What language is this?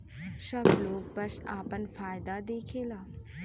Bhojpuri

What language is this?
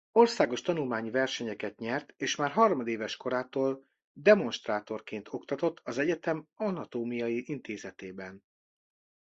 Hungarian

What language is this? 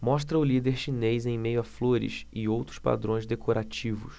Portuguese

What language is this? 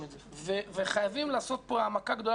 Hebrew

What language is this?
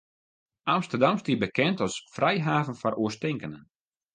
Western Frisian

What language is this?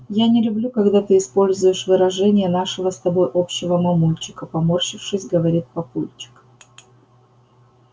Russian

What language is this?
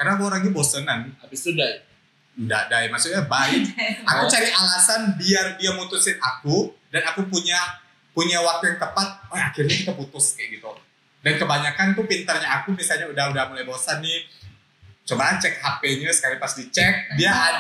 Indonesian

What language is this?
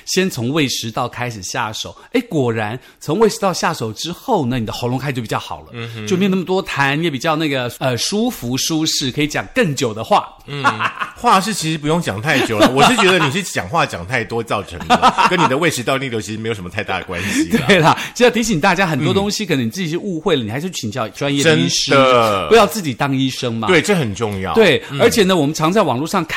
Chinese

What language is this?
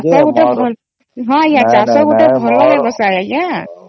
Odia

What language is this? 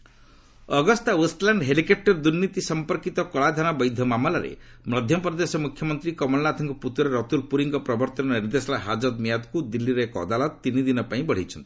Odia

